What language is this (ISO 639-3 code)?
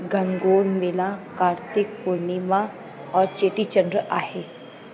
snd